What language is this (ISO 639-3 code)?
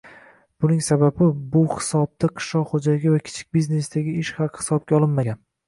uzb